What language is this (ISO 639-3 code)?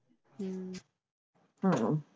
pan